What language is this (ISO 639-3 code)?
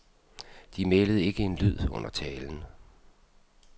dan